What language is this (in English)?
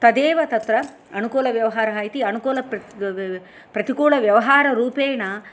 Sanskrit